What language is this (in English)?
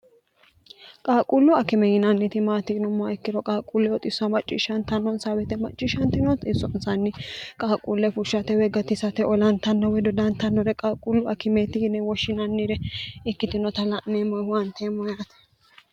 Sidamo